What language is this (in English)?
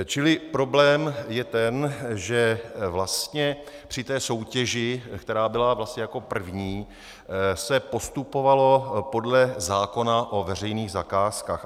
Czech